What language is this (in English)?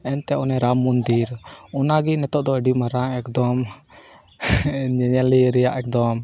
Santali